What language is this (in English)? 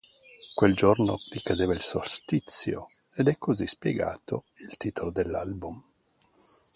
Italian